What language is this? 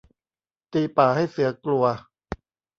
Thai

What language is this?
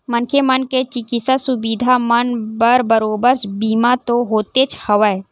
Chhattisgarhi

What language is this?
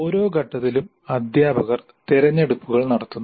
Malayalam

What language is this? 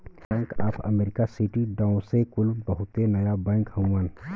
Bhojpuri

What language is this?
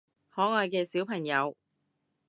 Cantonese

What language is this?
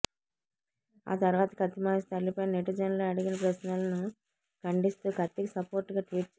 Telugu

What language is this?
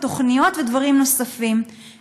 Hebrew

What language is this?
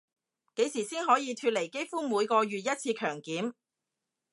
Cantonese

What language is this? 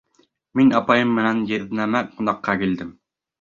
Bashkir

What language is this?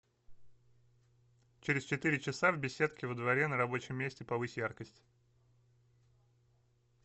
Russian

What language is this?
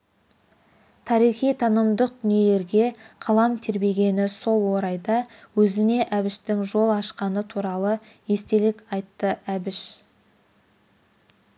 Kazakh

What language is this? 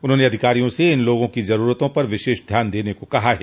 Hindi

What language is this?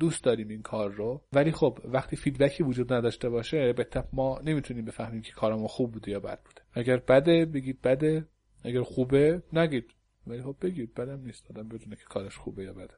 Persian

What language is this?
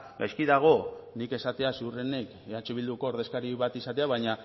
Basque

